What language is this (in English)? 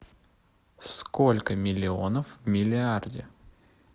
Russian